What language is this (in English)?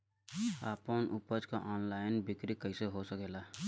Bhojpuri